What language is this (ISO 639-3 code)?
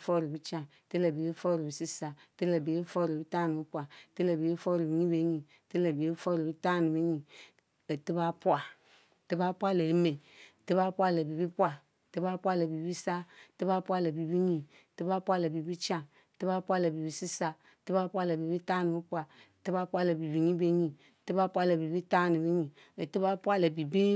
mfo